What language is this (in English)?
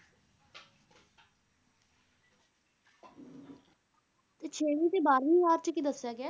Punjabi